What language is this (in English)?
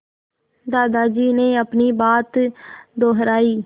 Hindi